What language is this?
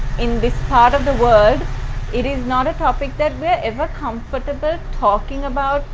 English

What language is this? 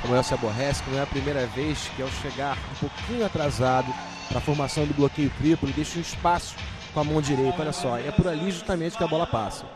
Portuguese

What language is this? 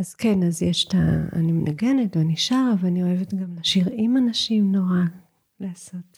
Hebrew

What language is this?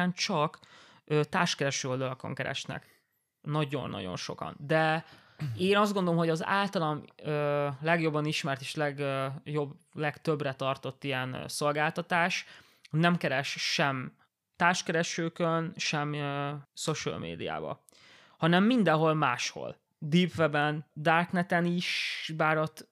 Hungarian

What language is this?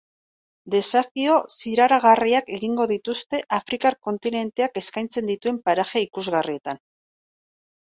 Basque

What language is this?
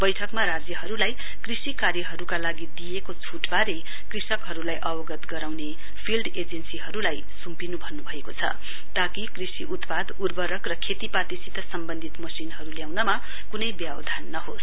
Nepali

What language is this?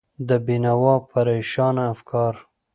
Pashto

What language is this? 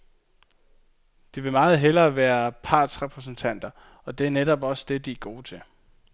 Danish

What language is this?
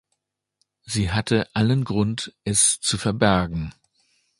German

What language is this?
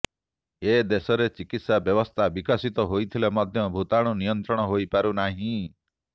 Odia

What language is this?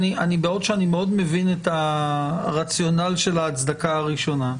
Hebrew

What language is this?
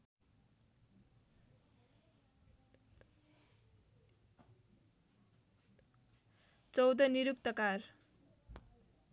Nepali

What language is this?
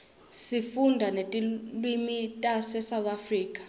Swati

